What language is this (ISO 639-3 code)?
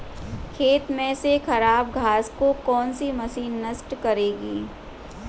hin